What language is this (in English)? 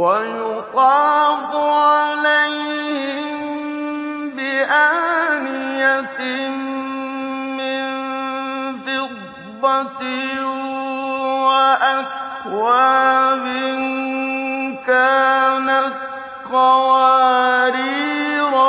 Arabic